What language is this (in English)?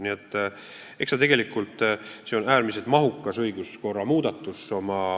Estonian